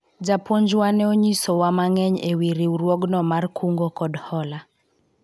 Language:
Luo (Kenya and Tanzania)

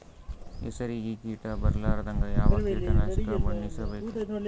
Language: Kannada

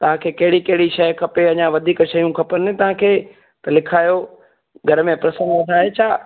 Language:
Sindhi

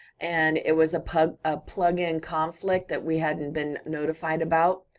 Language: English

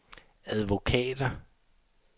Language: Danish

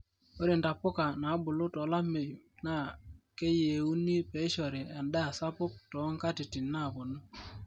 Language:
Masai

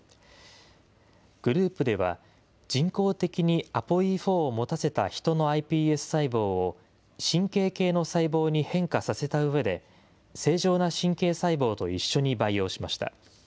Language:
Japanese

